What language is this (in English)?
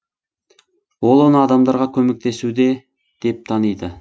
Kazakh